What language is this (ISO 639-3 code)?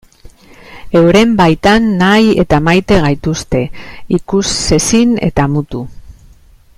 eus